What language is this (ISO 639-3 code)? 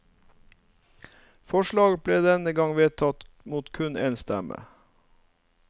nor